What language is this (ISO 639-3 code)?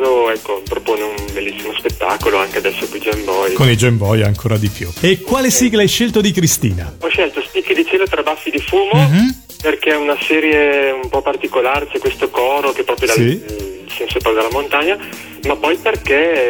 ita